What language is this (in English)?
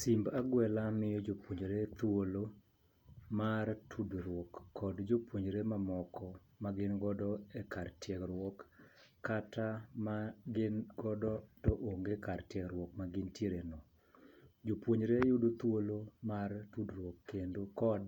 Luo (Kenya and Tanzania)